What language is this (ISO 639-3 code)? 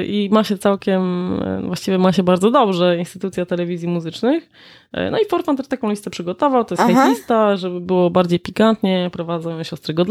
pol